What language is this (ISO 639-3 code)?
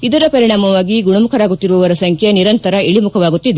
kan